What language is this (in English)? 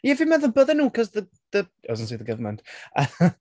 Welsh